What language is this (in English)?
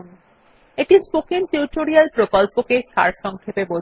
Bangla